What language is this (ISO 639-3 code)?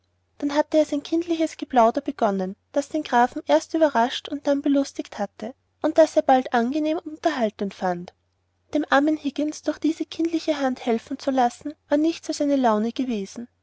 deu